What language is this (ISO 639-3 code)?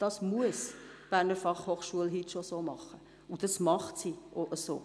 gsw